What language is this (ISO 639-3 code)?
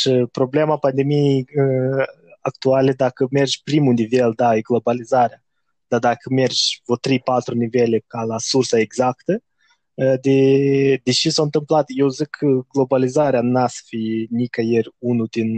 ron